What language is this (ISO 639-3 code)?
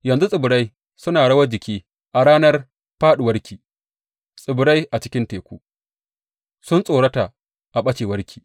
hau